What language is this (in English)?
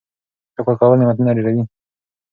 Pashto